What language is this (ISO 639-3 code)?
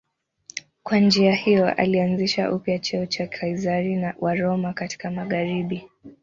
swa